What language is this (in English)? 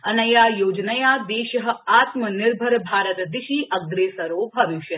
Sanskrit